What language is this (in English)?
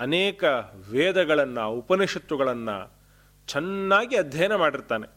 Kannada